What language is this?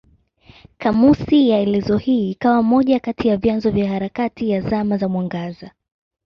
Swahili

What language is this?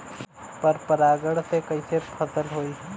Bhojpuri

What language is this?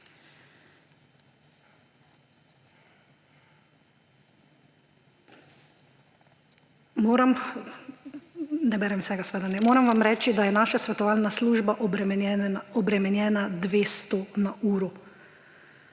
Slovenian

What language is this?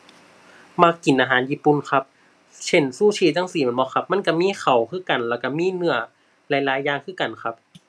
Thai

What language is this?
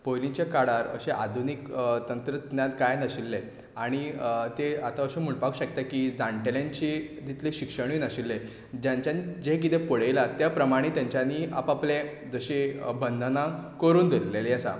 Konkani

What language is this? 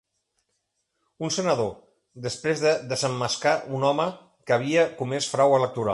Catalan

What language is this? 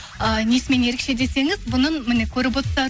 Kazakh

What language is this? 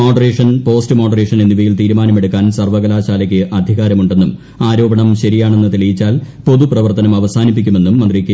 Malayalam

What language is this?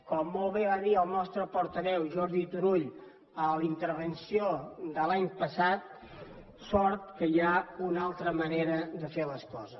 Catalan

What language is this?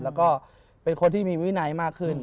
Thai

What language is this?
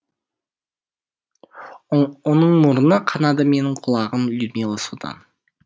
Kazakh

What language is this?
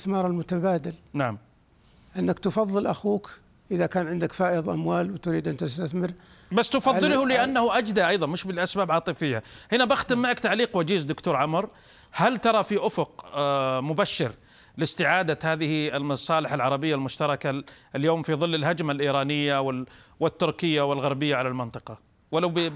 Arabic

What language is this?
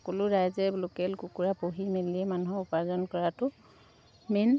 Assamese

